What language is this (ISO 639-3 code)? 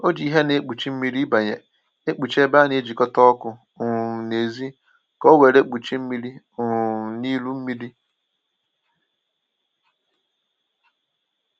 ibo